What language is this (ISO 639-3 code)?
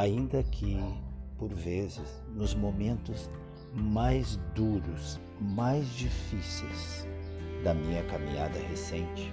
por